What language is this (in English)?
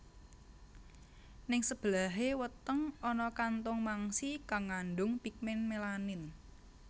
Javanese